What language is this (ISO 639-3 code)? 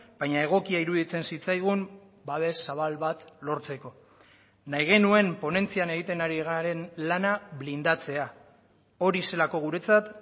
eus